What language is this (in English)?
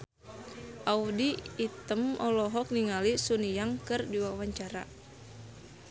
Sundanese